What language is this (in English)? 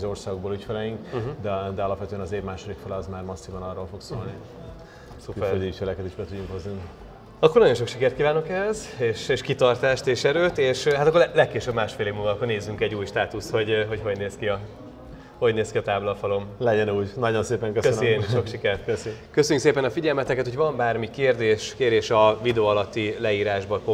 Hungarian